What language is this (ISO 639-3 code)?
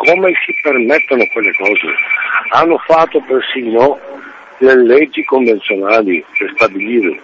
ita